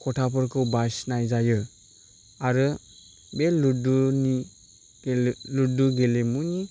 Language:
Bodo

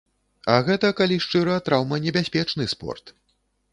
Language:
Belarusian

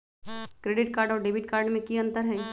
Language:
Magahi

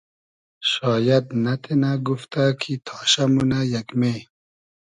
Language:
Hazaragi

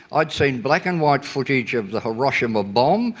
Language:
English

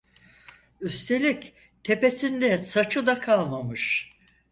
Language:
Turkish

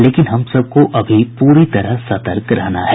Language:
Hindi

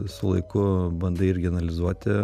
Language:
Lithuanian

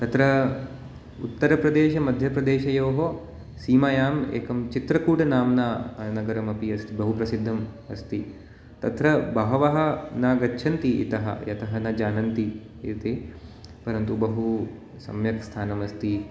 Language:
Sanskrit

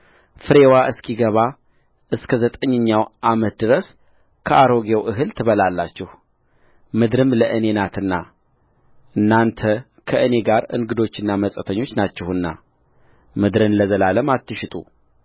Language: Amharic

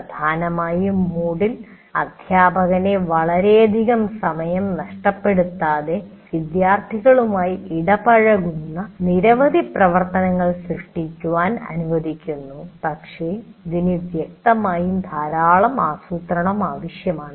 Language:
Malayalam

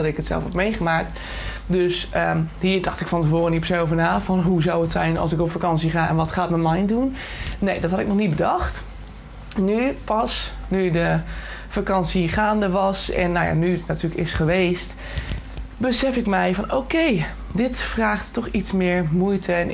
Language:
Dutch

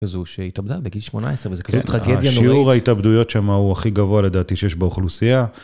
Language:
Hebrew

